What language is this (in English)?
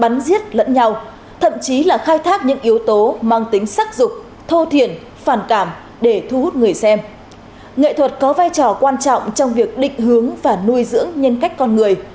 Vietnamese